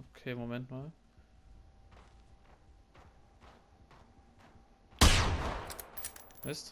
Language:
German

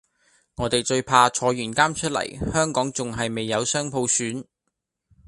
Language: Cantonese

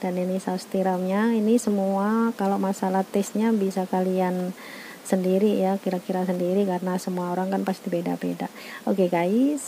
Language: Indonesian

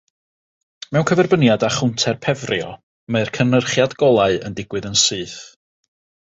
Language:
Welsh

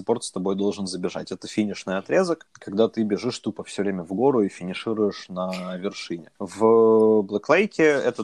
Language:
Russian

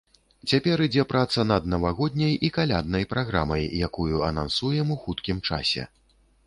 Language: Belarusian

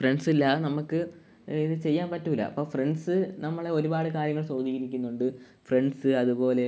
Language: Malayalam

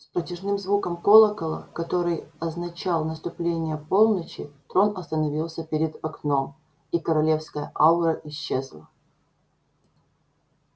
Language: Russian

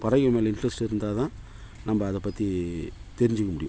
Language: Tamil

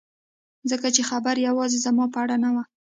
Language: Pashto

